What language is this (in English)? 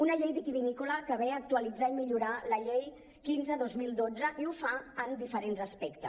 Catalan